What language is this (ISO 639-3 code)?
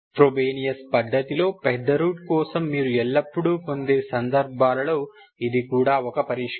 tel